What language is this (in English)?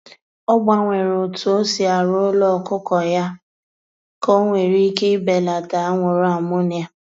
Igbo